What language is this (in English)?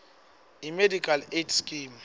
Swati